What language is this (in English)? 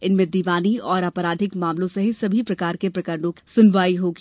Hindi